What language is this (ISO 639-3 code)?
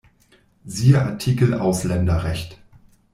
deu